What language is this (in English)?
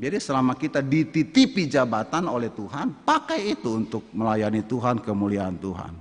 Indonesian